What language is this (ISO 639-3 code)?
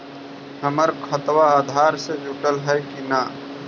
mag